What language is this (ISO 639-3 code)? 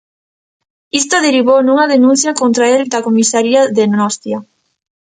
glg